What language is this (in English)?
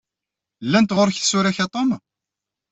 Kabyle